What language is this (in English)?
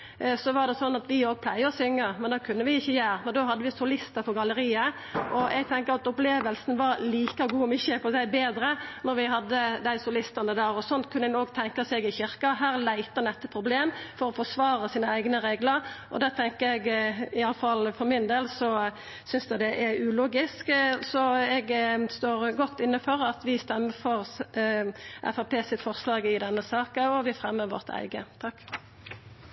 Norwegian Nynorsk